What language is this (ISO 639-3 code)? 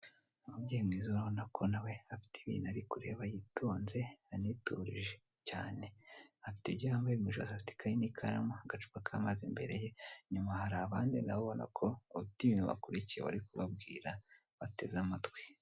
kin